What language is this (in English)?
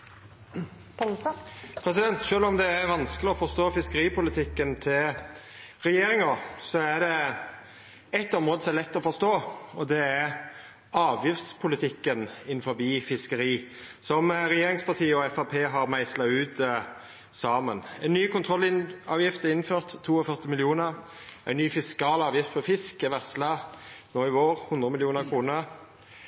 Norwegian Nynorsk